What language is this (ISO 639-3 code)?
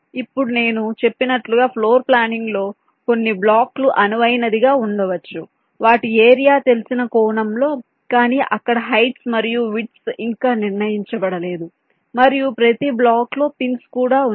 tel